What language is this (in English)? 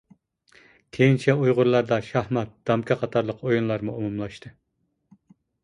Uyghur